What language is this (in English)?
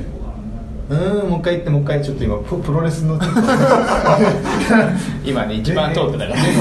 Japanese